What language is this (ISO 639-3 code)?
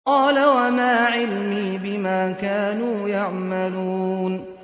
ara